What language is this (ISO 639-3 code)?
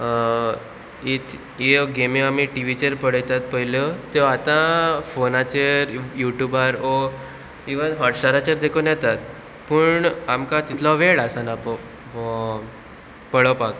kok